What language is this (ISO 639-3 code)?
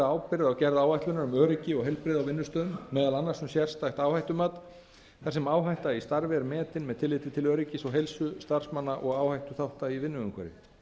isl